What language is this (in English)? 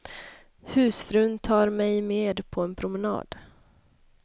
Swedish